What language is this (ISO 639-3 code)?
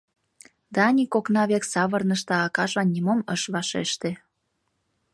chm